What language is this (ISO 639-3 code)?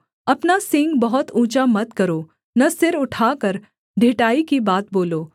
hin